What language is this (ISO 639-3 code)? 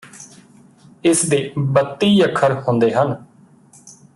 pan